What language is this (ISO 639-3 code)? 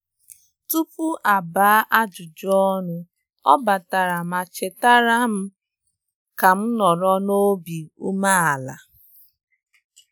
ibo